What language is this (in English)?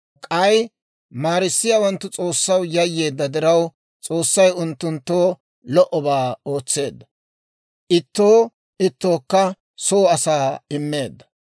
Dawro